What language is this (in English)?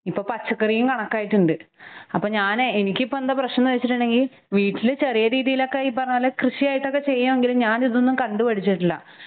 Malayalam